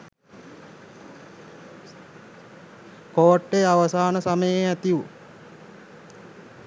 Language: Sinhala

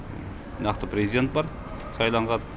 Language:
Kazakh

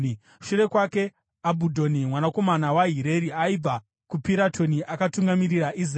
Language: Shona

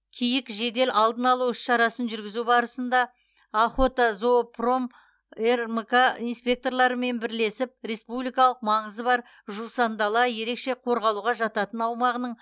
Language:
Kazakh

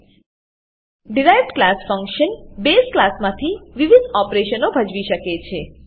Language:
Gujarati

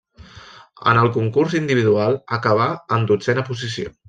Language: Catalan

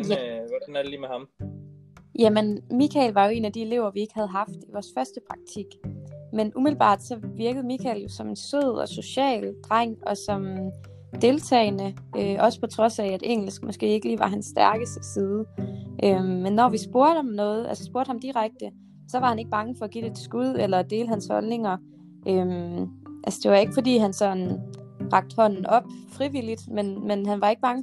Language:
Danish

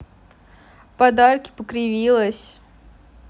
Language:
Russian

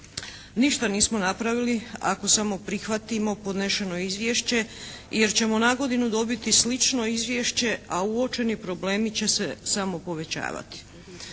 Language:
Croatian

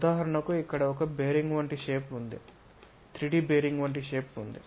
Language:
Telugu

